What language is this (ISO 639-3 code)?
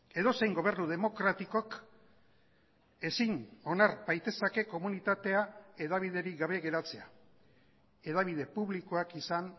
eus